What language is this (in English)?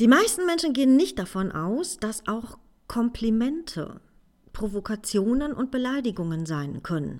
German